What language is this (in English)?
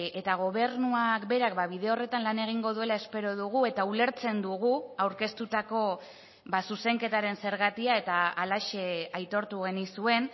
Basque